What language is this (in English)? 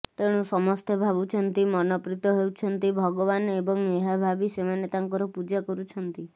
Odia